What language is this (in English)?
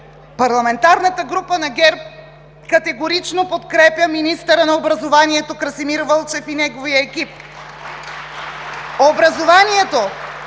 Bulgarian